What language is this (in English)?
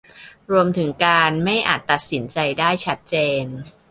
Thai